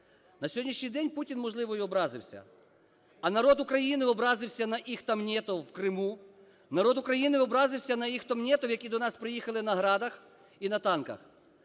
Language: Ukrainian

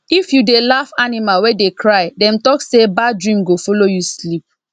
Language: Nigerian Pidgin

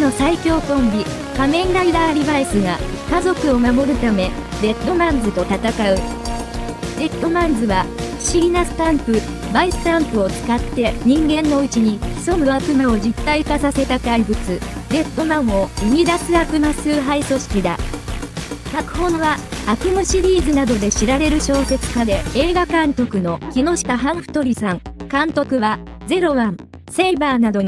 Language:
Japanese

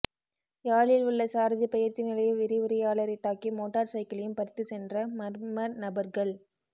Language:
Tamil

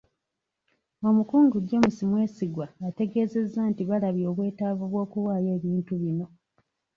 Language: Ganda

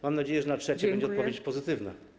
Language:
Polish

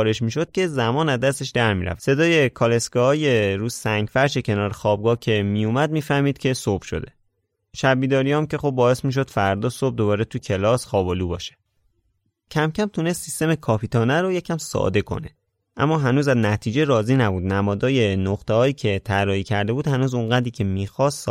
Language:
Persian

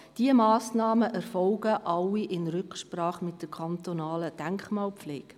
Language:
Swiss German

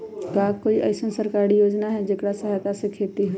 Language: Magahi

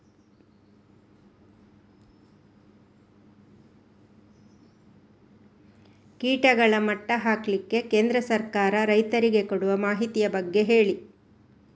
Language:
Kannada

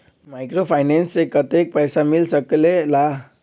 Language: Magahi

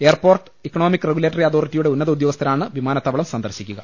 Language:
Malayalam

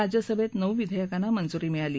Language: Marathi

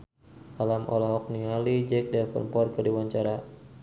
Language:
Sundanese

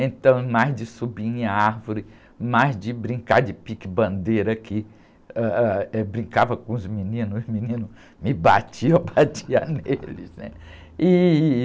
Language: Portuguese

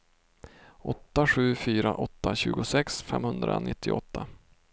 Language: Swedish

